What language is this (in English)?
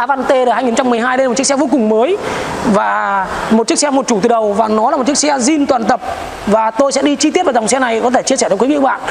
Vietnamese